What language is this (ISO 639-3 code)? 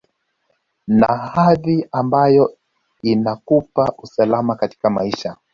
swa